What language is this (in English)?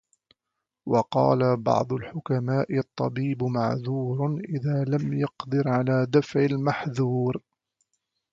Arabic